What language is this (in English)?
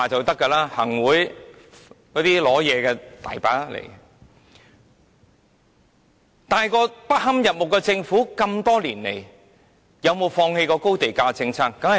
Cantonese